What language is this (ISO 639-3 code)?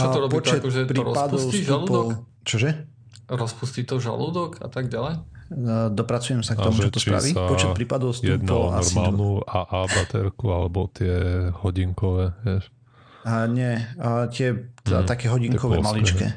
slk